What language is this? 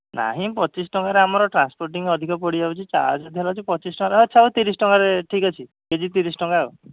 Odia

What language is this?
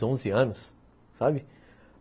Portuguese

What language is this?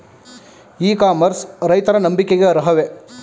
Kannada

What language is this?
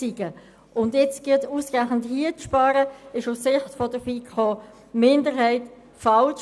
Swiss German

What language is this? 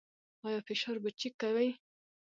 Pashto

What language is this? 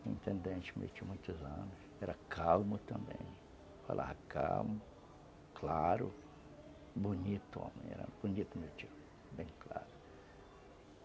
Portuguese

